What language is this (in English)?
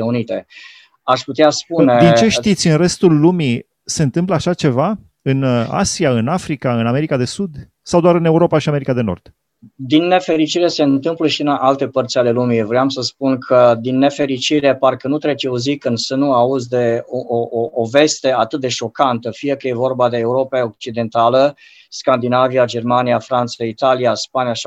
Romanian